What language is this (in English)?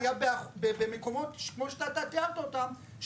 Hebrew